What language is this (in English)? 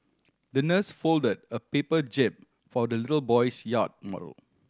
English